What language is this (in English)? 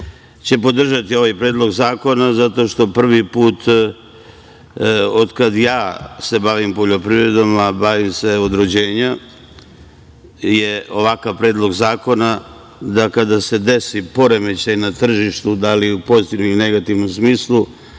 Serbian